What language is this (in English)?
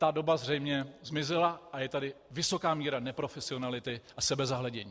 Czech